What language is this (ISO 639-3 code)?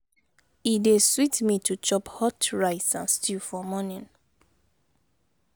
pcm